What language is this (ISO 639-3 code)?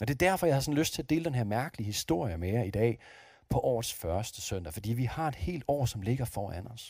dan